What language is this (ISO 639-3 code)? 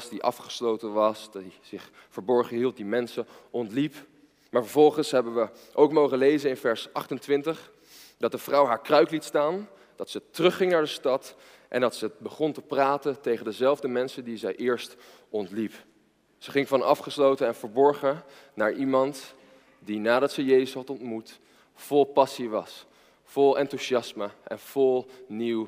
nld